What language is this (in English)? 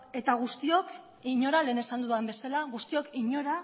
Basque